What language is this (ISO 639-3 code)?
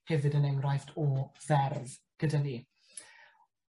cym